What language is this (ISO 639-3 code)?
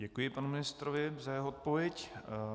ces